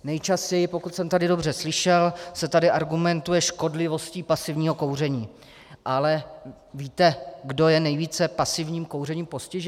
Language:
Czech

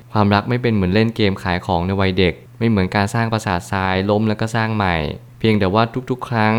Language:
Thai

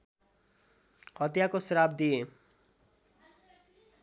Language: Nepali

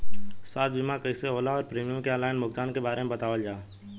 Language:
Bhojpuri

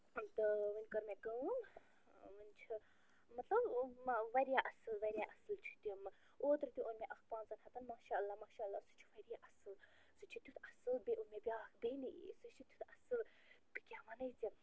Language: Kashmiri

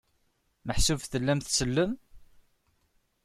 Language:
Kabyle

